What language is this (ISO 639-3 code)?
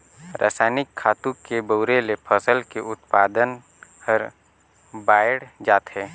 hne